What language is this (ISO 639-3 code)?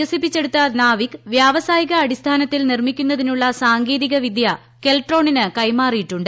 mal